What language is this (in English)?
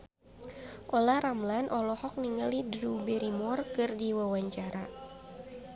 Sundanese